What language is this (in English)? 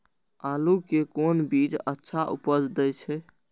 Maithili